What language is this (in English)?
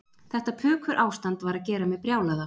Icelandic